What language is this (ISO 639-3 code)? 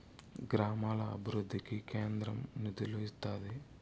tel